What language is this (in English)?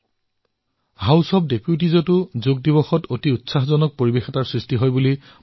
Assamese